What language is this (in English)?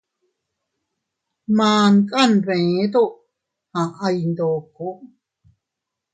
Teutila Cuicatec